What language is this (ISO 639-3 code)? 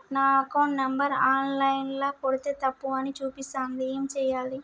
tel